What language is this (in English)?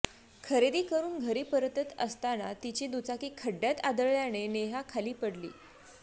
Marathi